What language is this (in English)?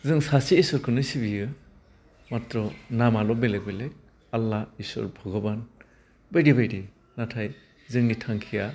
Bodo